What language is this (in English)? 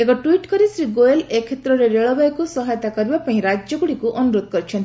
Odia